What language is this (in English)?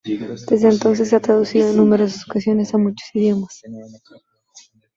Spanish